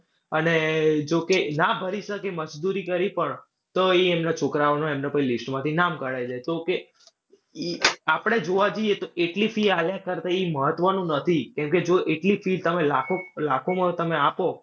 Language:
Gujarati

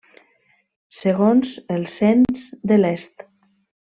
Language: Catalan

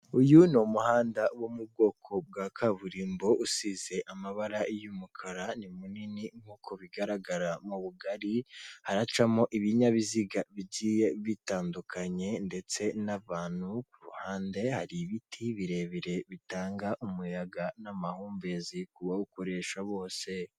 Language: Kinyarwanda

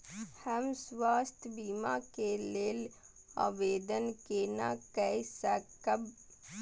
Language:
Maithili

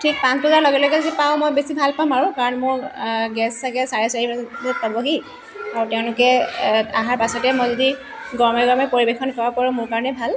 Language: Assamese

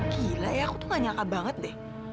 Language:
Indonesian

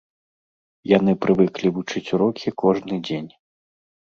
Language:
Belarusian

